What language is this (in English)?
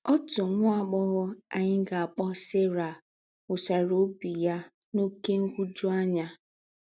Igbo